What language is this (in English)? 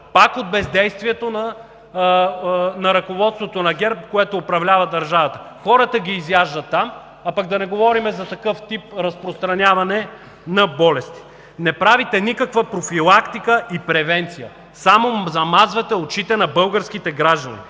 Bulgarian